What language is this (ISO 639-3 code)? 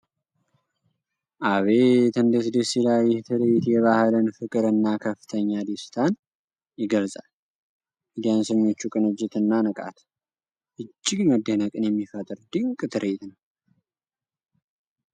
amh